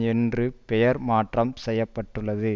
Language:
Tamil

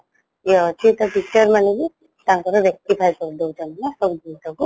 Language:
Odia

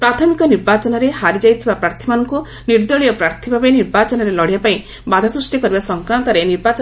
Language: Odia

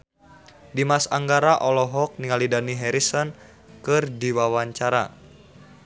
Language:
Sundanese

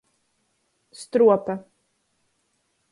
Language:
Latgalian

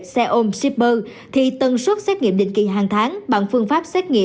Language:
Vietnamese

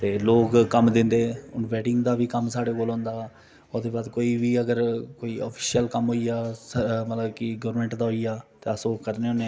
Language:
Dogri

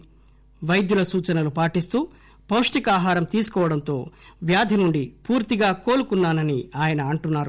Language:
Telugu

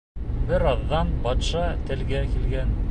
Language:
Bashkir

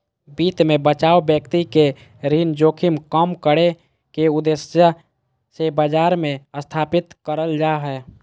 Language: Magahi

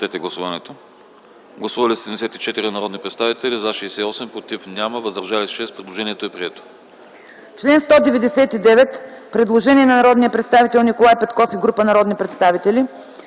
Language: Bulgarian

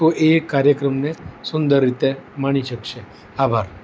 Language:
Gujarati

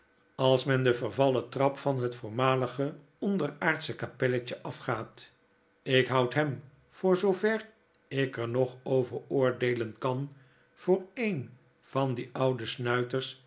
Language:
Dutch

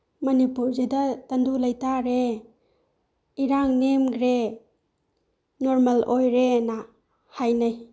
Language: Manipuri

